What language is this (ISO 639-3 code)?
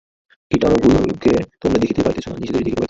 ben